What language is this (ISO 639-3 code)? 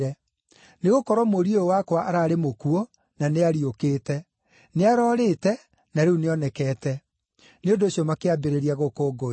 kik